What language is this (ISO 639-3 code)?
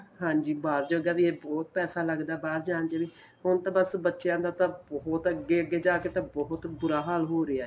pan